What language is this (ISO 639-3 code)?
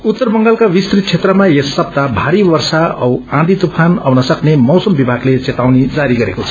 nep